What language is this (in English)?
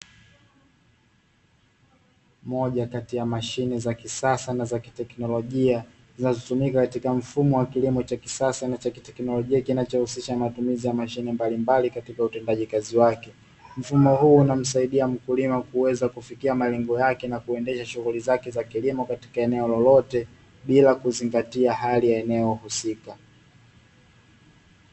Swahili